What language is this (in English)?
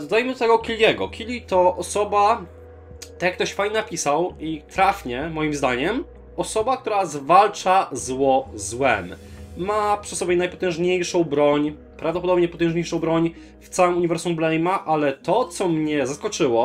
Polish